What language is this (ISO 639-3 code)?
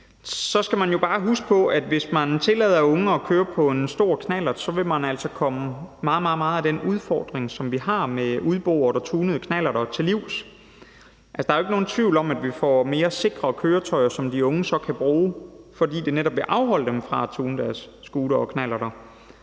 dan